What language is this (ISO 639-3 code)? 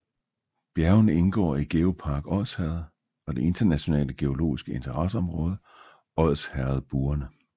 dan